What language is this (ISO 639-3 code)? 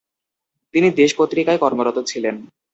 ben